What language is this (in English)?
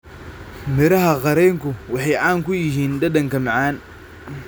Somali